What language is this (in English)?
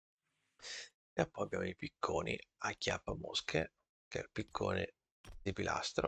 Italian